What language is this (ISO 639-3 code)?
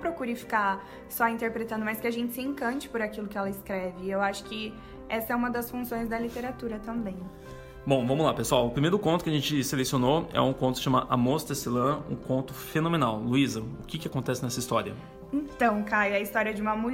por